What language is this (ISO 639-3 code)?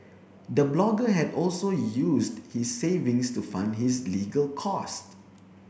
eng